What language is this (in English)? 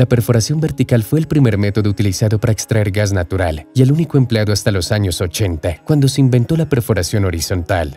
Spanish